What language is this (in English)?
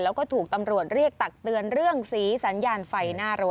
Thai